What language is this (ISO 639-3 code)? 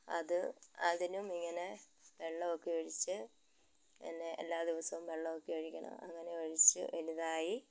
mal